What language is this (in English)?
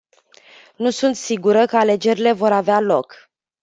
Romanian